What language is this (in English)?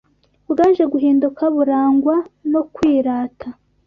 Kinyarwanda